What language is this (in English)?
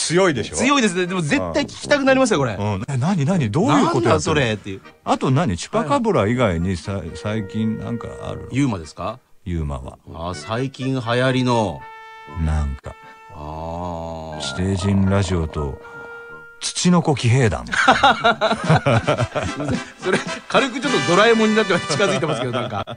Japanese